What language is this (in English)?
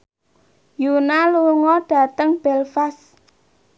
Javanese